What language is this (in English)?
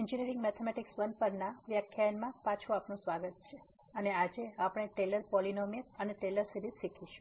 Gujarati